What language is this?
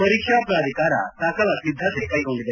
Kannada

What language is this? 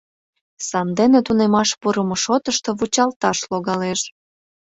Mari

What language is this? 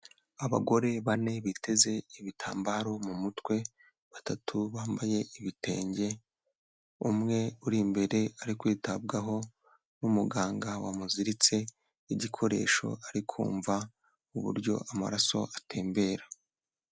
Kinyarwanda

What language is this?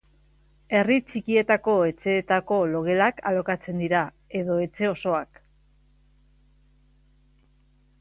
Basque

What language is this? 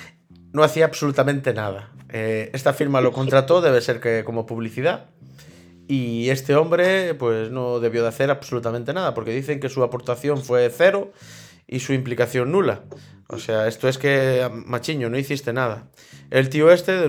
Spanish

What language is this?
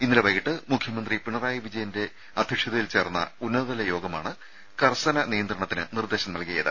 Malayalam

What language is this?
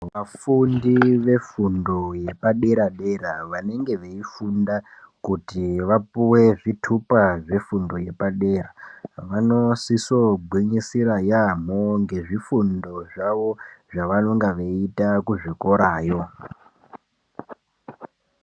Ndau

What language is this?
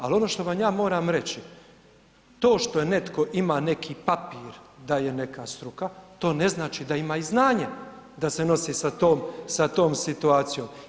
Croatian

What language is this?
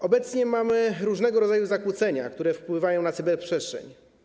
Polish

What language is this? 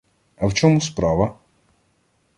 Ukrainian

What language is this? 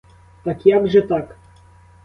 Ukrainian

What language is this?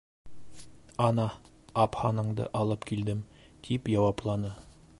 Bashkir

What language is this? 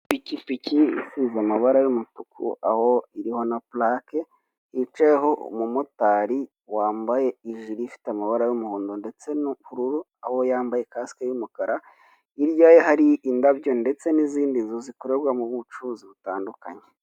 Kinyarwanda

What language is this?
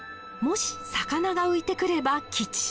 Japanese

